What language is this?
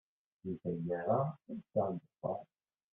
Kabyle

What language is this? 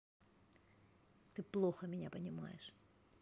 Russian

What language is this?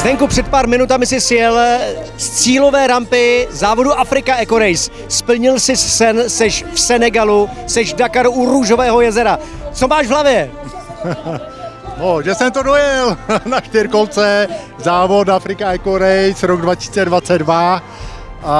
Czech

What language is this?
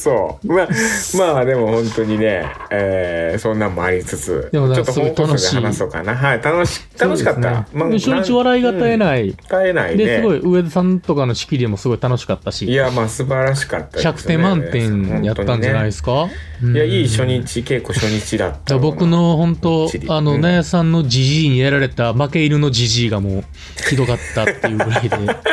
Japanese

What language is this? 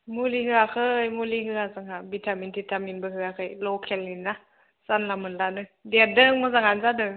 Bodo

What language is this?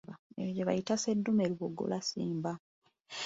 Ganda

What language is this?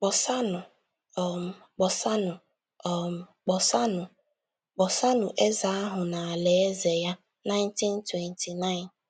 Igbo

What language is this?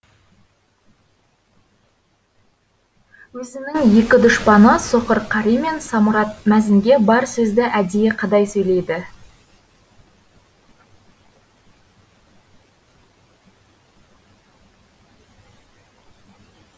Kazakh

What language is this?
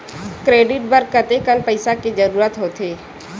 Chhattisgarhi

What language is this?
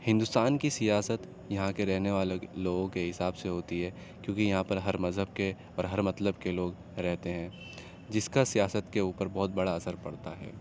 Urdu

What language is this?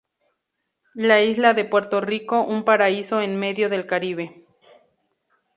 Spanish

